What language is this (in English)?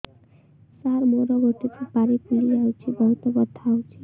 Odia